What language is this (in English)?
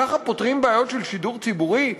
Hebrew